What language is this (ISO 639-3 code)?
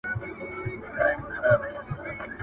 pus